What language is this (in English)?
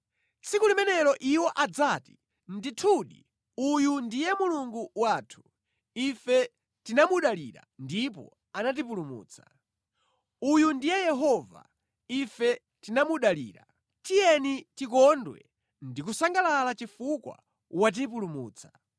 Nyanja